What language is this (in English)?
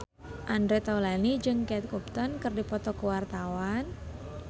Sundanese